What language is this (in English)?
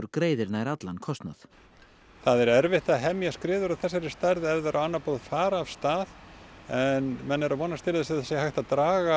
Icelandic